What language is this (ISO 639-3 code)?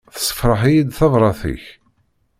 kab